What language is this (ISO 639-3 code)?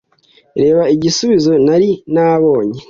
kin